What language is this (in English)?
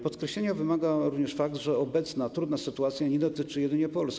Polish